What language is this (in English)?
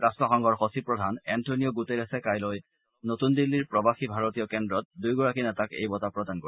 Assamese